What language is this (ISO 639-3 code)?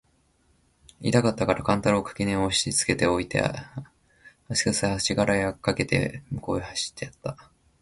jpn